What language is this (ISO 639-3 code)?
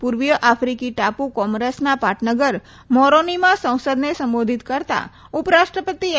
guj